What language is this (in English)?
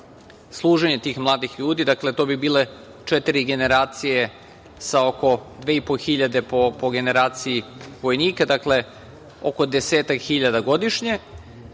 Serbian